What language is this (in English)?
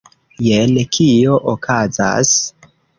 Esperanto